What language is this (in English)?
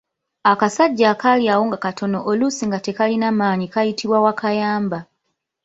Ganda